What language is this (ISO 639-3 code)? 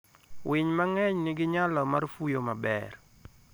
luo